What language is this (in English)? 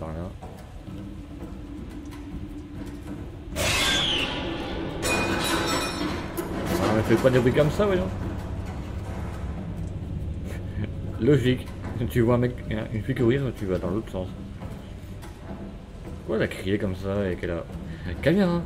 French